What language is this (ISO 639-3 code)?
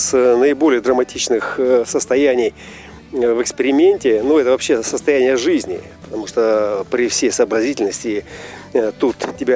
rus